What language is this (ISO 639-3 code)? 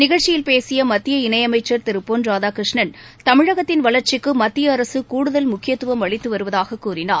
tam